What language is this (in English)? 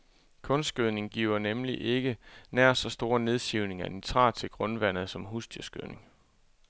Danish